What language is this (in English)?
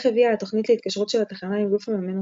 Hebrew